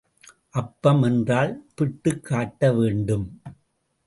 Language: Tamil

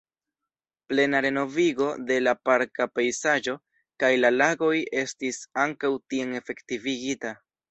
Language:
Esperanto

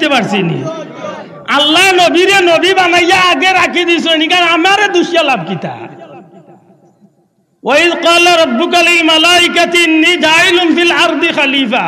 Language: Bangla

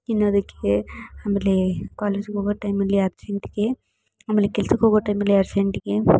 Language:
Kannada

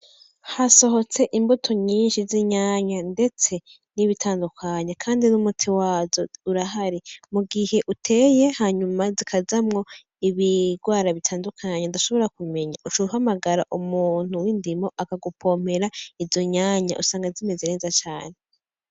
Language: Rundi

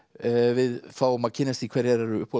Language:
Icelandic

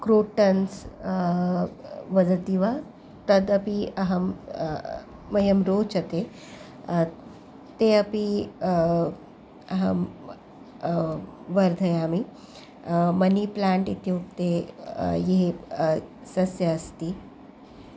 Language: Sanskrit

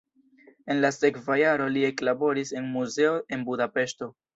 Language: Esperanto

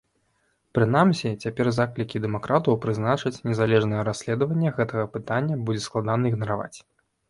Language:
Belarusian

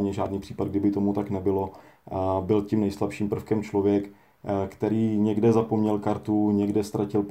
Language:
Czech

